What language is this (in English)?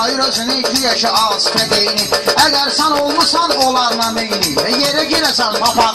Bulgarian